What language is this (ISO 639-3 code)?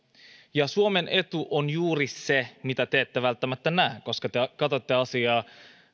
fin